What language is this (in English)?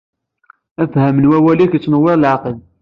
Kabyle